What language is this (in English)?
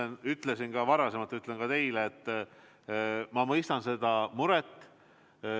Estonian